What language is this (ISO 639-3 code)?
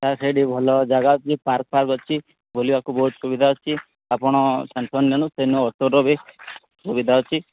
ori